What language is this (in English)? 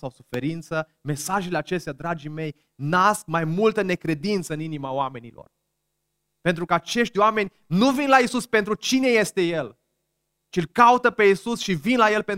Romanian